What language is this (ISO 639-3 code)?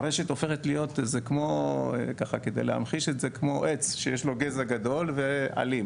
heb